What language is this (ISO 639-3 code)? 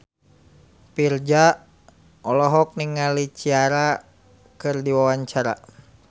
sun